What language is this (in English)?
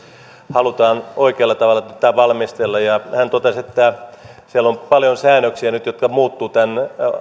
Finnish